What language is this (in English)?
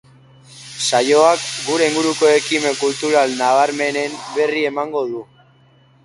Basque